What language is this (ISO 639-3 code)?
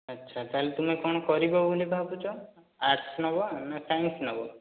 ori